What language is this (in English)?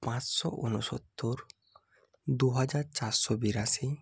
Bangla